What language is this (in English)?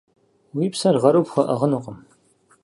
Kabardian